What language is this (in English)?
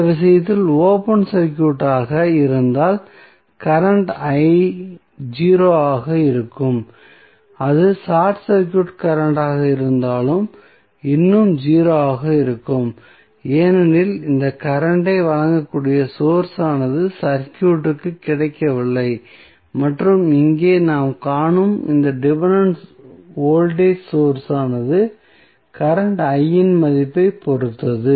Tamil